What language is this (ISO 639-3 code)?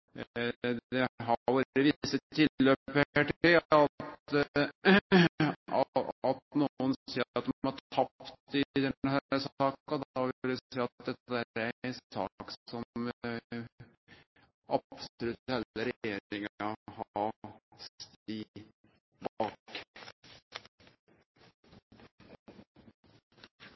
nno